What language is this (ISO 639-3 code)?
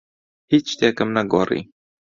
ckb